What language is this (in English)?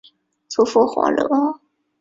Chinese